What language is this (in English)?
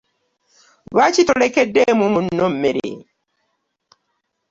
Ganda